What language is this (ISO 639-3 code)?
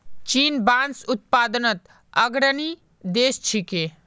mag